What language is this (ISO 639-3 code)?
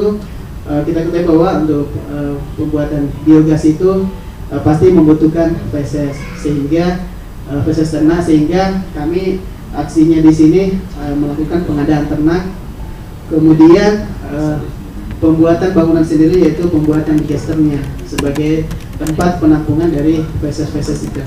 ind